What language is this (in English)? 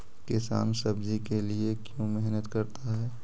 Magahi